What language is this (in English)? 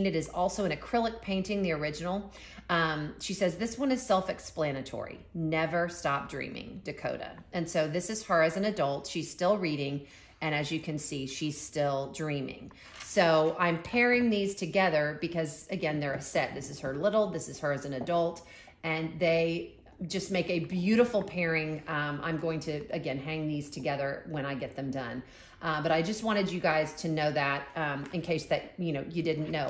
English